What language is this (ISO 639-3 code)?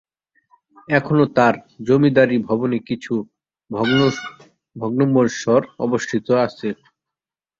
ben